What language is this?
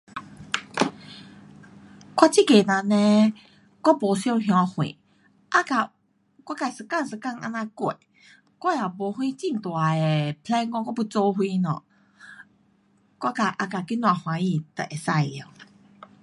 Pu-Xian Chinese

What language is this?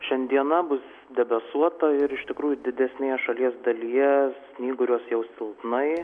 Lithuanian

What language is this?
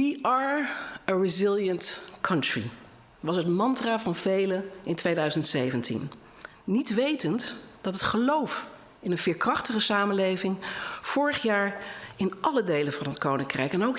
Dutch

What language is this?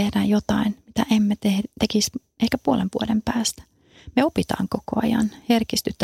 Finnish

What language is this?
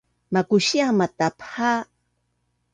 Bunun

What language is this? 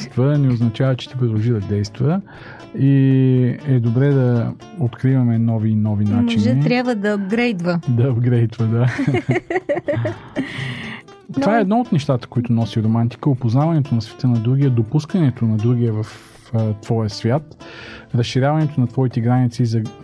Bulgarian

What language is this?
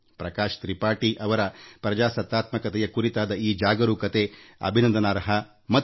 Kannada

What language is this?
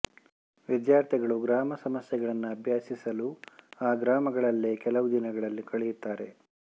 Kannada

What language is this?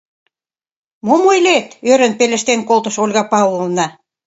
Mari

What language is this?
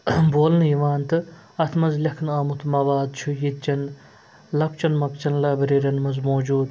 Kashmiri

